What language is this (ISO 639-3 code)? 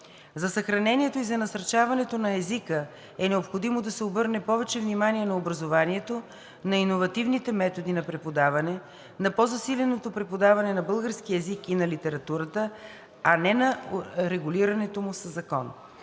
bul